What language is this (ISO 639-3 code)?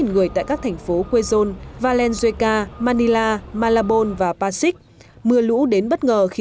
vie